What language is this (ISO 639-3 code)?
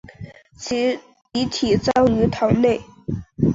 zho